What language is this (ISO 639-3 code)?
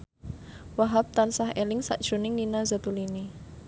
jav